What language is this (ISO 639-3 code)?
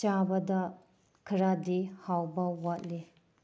mni